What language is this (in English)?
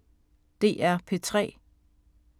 Danish